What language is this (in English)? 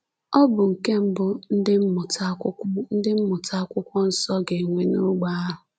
Igbo